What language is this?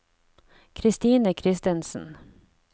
Norwegian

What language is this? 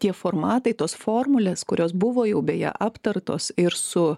Lithuanian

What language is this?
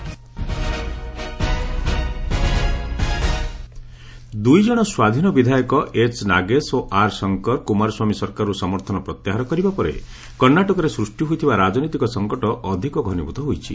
Odia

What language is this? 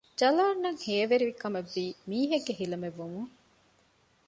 Divehi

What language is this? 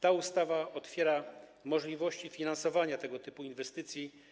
Polish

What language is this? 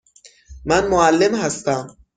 Persian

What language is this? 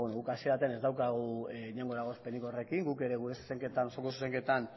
Basque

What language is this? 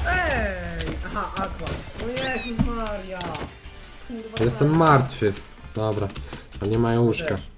Polish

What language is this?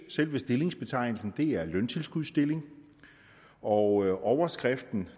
Danish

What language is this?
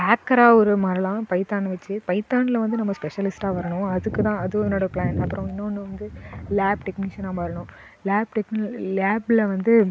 Tamil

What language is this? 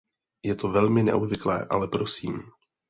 Czech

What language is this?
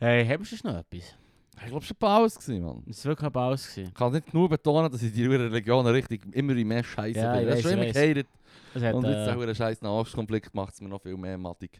German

